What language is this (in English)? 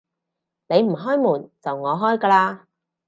Cantonese